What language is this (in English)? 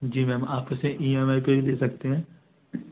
Hindi